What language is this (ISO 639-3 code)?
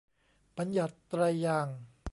tha